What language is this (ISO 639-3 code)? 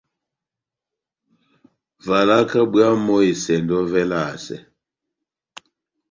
bnm